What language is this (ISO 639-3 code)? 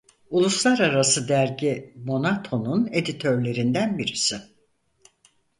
tur